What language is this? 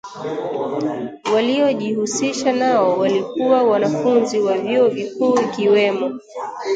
Swahili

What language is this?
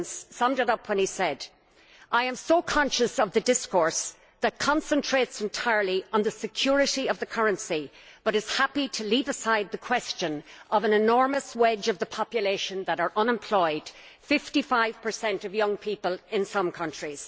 English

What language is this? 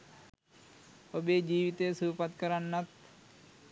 Sinhala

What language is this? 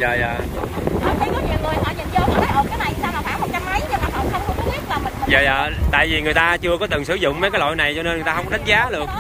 Vietnamese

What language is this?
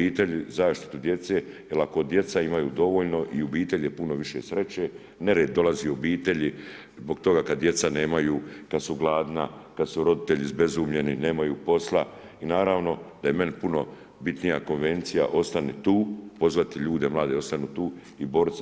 Croatian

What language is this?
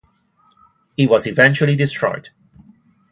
English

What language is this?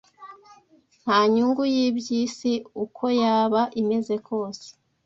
Kinyarwanda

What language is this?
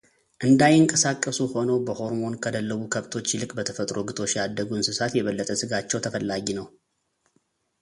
Amharic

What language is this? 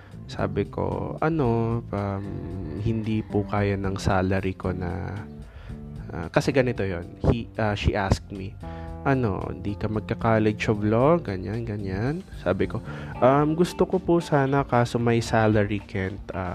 Filipino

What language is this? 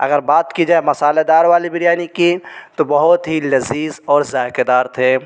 Urdu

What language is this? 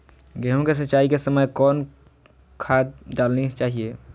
Magahi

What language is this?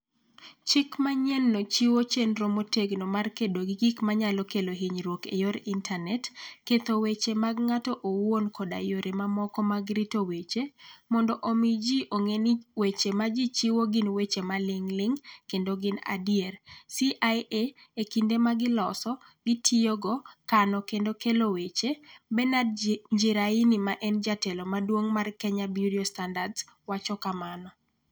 Luo (Kenya and Tanzania)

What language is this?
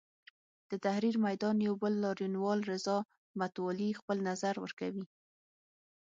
Pashto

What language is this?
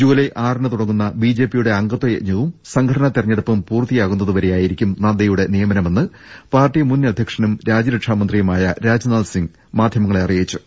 Malayalam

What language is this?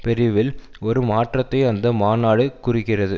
Tamil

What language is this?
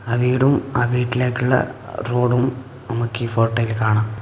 Malayalam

